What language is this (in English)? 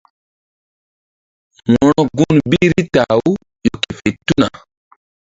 Mbum